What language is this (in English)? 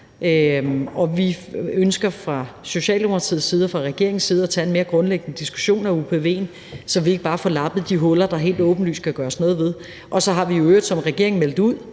Danish